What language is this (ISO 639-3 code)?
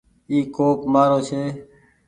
gig